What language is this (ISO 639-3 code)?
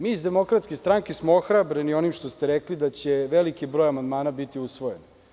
srp